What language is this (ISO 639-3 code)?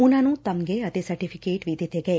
pan